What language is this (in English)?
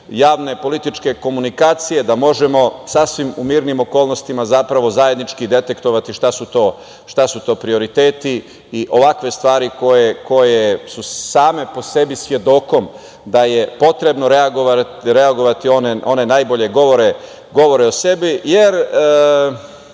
Serbian